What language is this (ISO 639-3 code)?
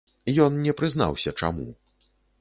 bel